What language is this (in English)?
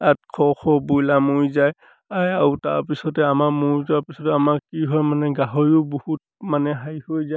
Assamese